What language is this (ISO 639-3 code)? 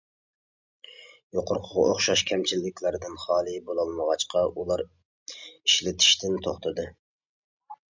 uig